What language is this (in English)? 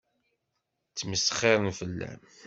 Kabyle